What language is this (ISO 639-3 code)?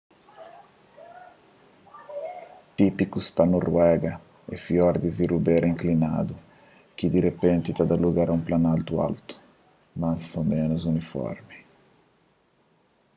kea